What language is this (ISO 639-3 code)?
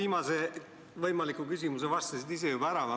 est